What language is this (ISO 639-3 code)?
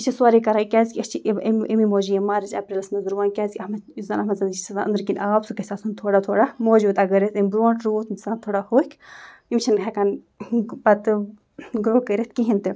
kas